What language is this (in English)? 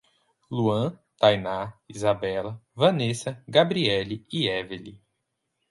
Portuguese